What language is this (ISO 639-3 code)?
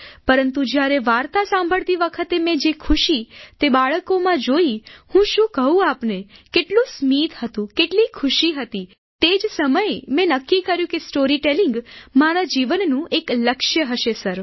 guj